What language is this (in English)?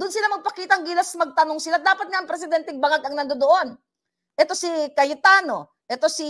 Filipino